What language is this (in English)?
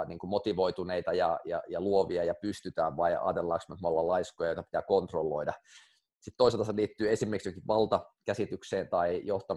Finnish